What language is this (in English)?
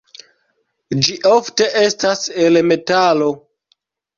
Esperanto